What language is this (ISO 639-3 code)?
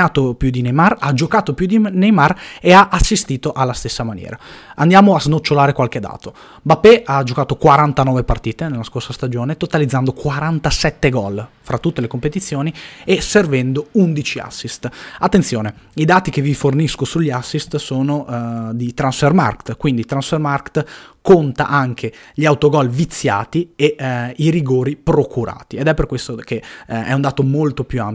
ita